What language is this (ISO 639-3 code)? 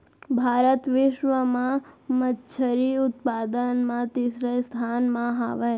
hne